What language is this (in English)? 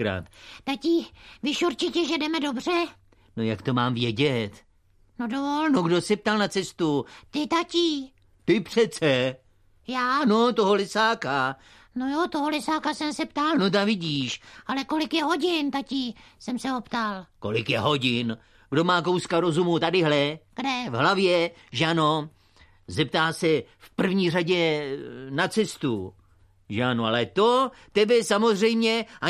Czech